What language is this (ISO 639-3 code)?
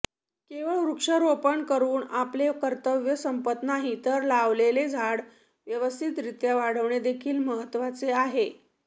mar